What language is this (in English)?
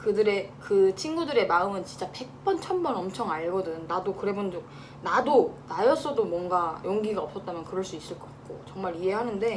Korean